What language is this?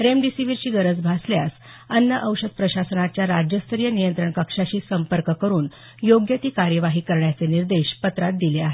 Marathi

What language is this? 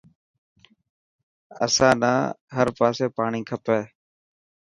Dhatki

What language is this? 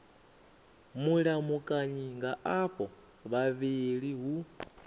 Venda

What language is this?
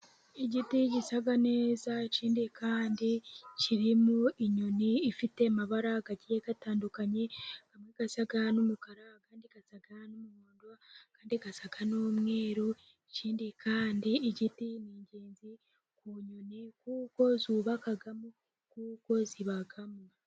Kinyarwanda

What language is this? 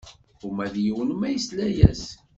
Kabyle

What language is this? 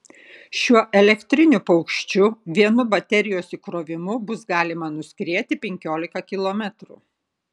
Lithuanian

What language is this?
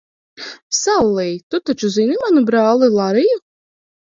Latvian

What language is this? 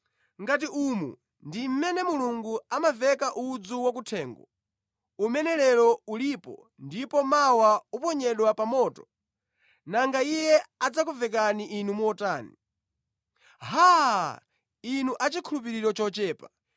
Nyanja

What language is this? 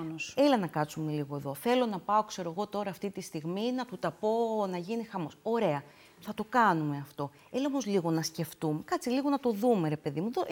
Greek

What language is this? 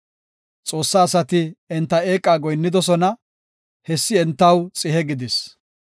Gofa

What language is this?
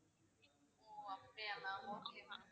Tamil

